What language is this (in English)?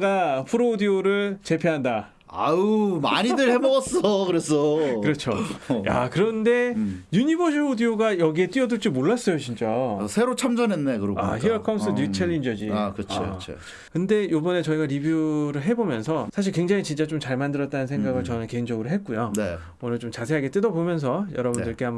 Korean